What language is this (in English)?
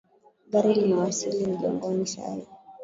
Swahili